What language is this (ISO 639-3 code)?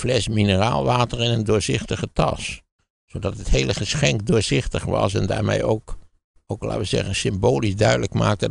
nld